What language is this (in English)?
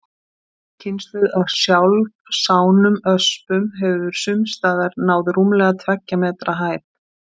Icelandic